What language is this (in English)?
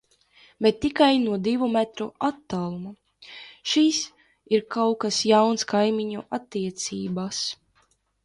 Latvian